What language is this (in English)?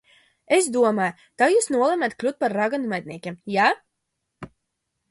Latvian